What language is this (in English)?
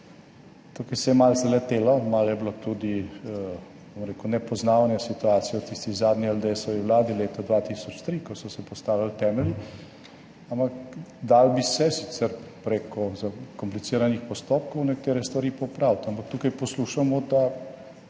Slovenian